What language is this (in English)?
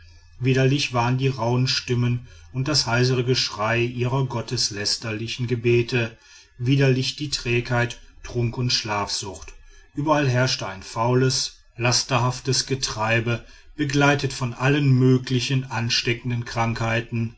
German